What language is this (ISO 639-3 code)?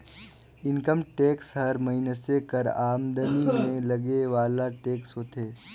hne